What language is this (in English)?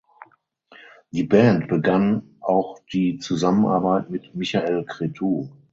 German